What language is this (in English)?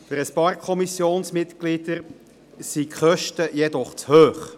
Swiss German